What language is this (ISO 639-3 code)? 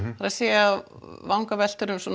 isl